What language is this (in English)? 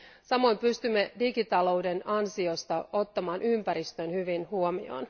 Finnish